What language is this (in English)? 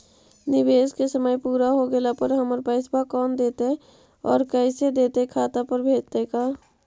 Magahi